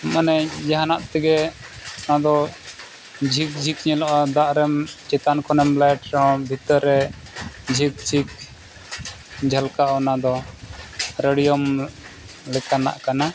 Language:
Santali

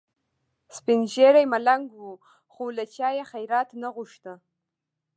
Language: Pashto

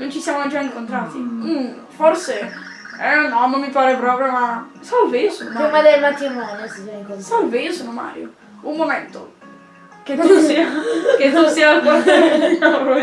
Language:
Italian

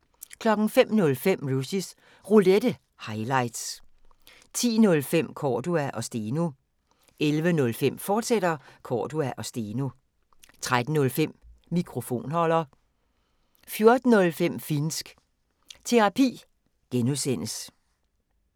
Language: Danish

